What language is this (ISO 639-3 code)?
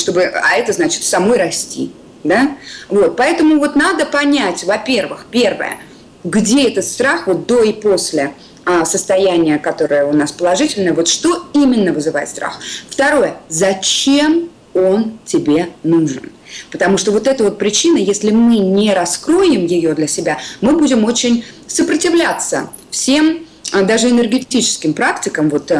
rus